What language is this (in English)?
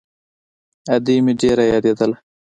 Pashto